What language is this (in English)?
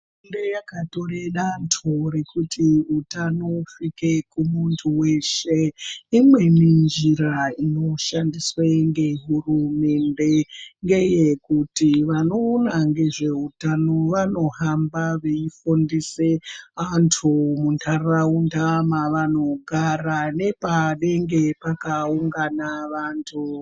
Ndau